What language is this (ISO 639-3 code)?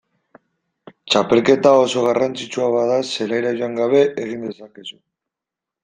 eus